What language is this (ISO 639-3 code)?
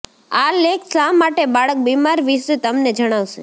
guj